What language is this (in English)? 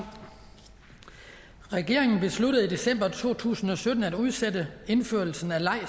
Danish